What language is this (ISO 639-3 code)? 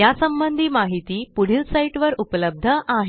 mar